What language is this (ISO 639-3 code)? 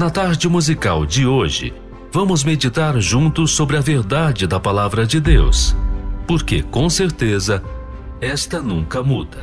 por